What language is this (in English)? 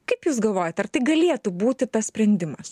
Lithuanian